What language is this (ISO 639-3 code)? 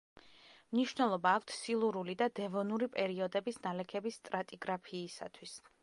kat